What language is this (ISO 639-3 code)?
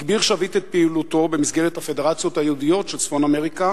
heb